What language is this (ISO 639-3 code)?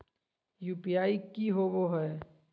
mag